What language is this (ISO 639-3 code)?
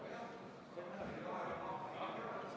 est